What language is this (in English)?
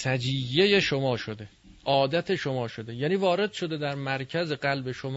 Persian